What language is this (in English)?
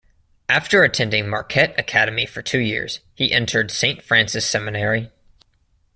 English